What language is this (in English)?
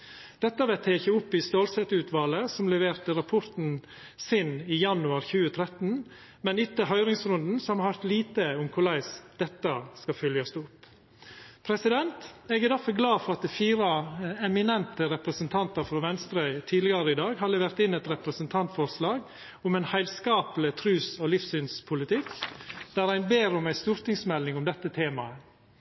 Norwegian Nynorsk